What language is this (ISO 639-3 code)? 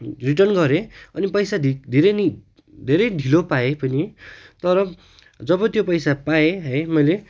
nep